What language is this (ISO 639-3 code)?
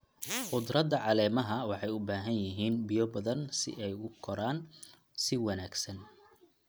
som